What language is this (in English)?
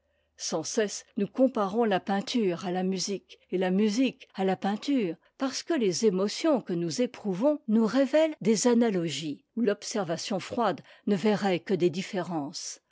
French